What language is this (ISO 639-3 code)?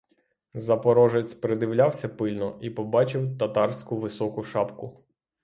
ukr